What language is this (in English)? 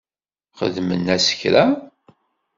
Kabyle